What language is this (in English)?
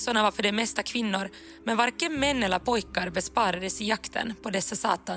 Swedish